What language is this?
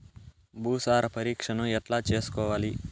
Telugu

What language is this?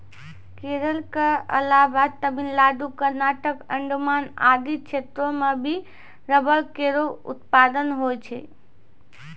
Maithili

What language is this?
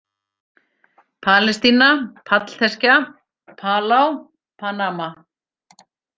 Icelandic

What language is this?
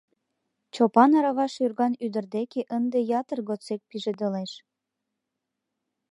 Mari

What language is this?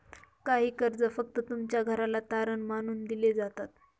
Marathi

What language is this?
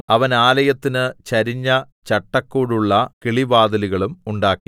Malayalam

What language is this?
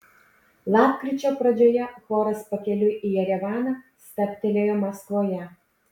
Lithuanian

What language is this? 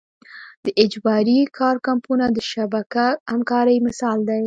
Pashto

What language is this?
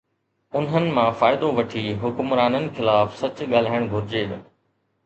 Sindhi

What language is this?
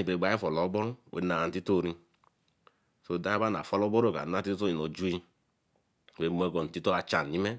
Eleme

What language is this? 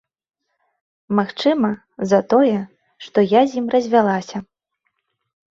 Belarusian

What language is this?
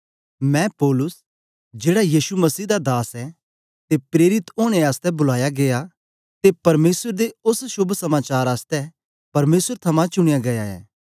Dogri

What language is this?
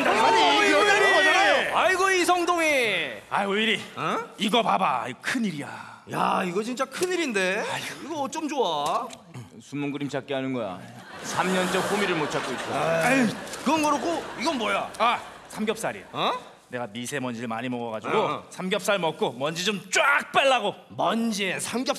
Korean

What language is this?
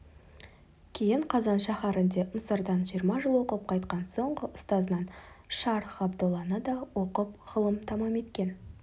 Kazakh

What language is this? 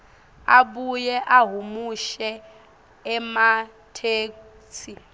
Swati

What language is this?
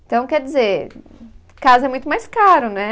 Portuguese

